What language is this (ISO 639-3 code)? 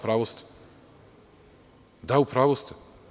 srp